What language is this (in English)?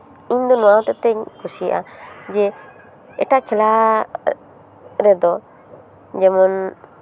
Santali